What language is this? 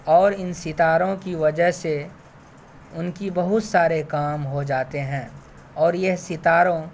Urdu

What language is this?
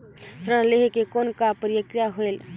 Chhattisgarhi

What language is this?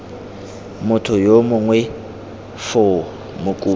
Tswana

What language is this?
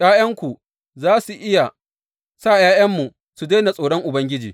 Hausa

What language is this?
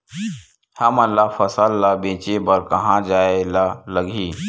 Chhattisgarhi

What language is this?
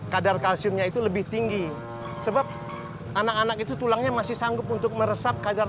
Indonesian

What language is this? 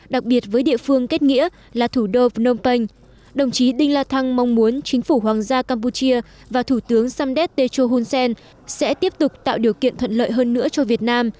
Vietnamese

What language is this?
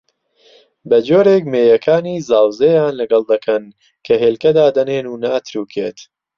Central Kurdish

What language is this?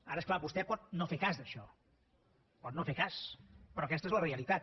Catalan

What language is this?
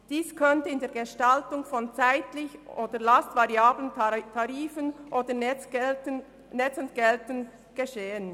Swiss German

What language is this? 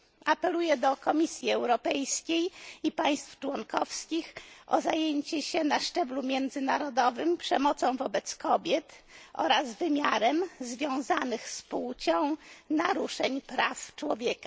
Polish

